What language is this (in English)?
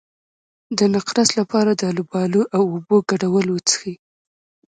Pashto